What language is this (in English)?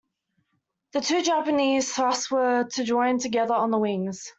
English